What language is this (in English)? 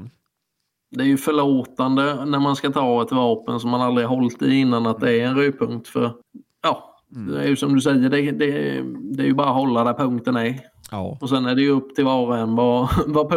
Swedish